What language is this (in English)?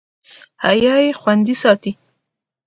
Pashto